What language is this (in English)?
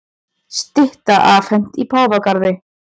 Icelandic